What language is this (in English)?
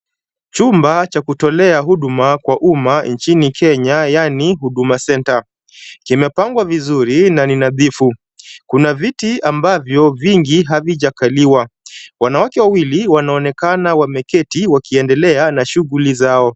Swahili